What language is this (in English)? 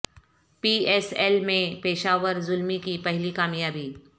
Urdu